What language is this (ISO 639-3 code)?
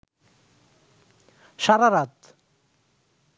ben